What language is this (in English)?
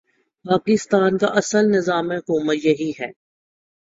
Urdu